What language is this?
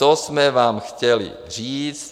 Czech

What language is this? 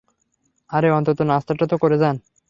Bangla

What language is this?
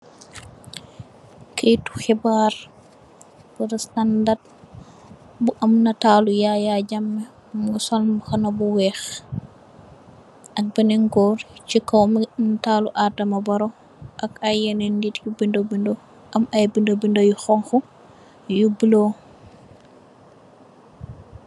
Wolof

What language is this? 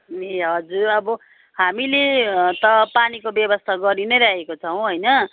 Nepali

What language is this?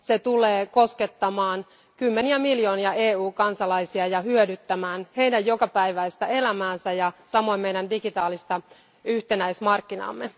Finnish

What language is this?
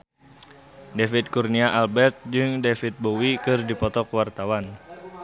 Sundanese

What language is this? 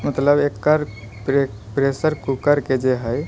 Maithili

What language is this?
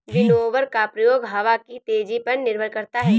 Hindi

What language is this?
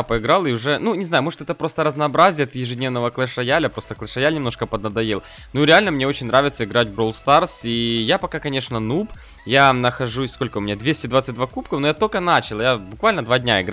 Russian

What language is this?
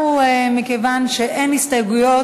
Hebrew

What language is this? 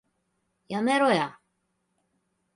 Japanese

